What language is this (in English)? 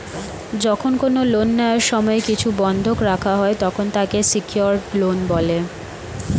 Bangla